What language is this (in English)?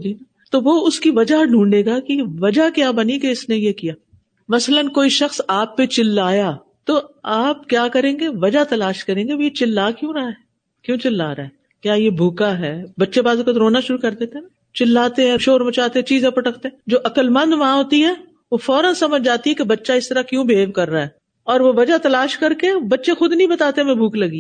Urdu